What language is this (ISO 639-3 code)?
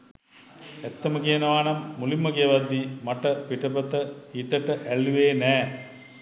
sin